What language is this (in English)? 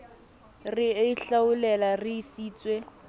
Southern Sotho